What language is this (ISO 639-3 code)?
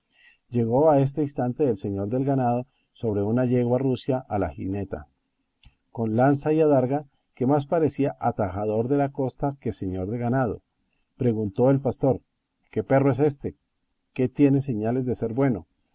spa